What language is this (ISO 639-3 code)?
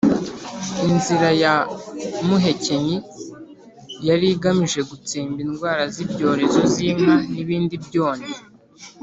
kin